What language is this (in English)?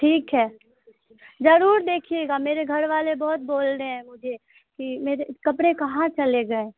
Urdu